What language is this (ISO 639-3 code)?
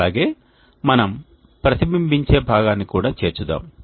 tel